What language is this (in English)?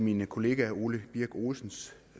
Danish